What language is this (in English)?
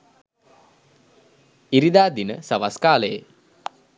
Sinhala